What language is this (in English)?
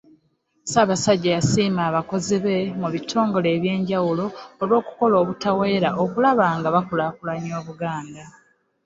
Ganda